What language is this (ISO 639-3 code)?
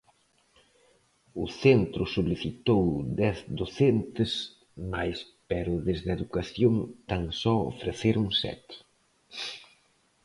glg